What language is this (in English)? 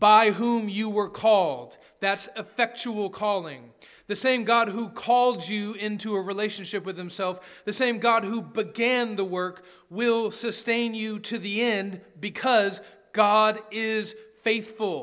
English